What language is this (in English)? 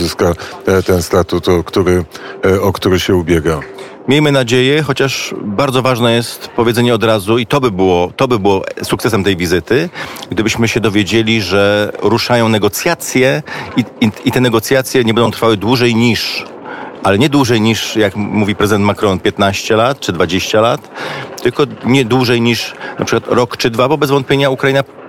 Polish